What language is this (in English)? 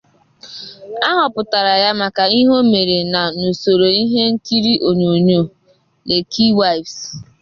Igbo